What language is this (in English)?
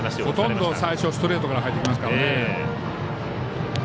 Japanese